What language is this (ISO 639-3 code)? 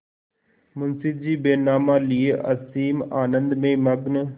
hin